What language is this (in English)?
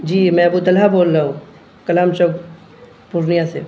Urdu